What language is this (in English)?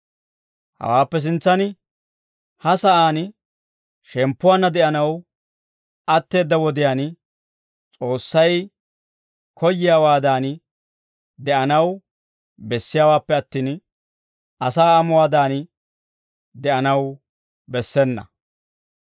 Dawro